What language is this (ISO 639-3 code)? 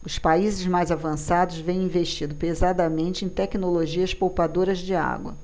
por